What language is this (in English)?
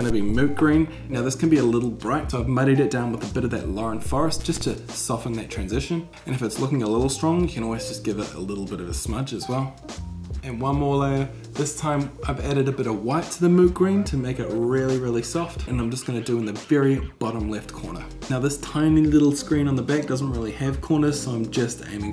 English